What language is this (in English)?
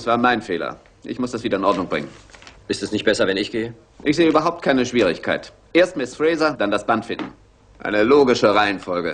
German